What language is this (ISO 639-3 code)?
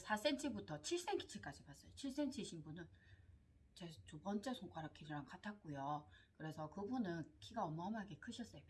kor